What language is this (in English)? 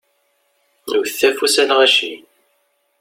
Kabyle